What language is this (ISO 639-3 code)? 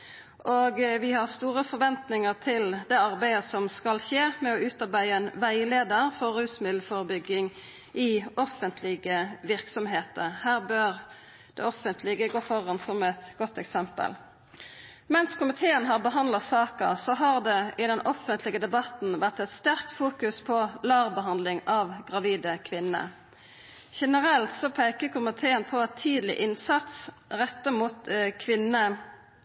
nno